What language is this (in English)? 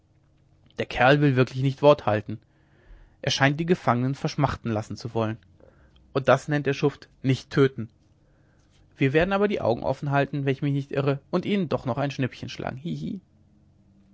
German